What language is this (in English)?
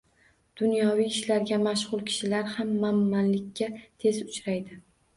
Uzbek